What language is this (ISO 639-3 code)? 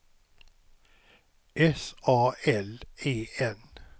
swe